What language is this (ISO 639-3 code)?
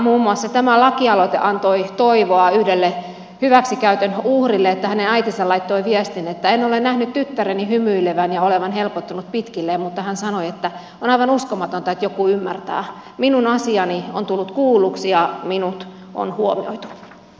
fin